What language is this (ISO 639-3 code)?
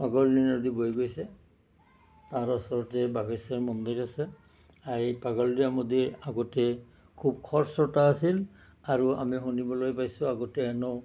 asm